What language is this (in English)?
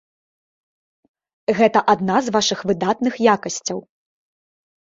Belarusian